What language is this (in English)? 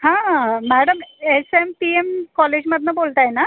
Marathi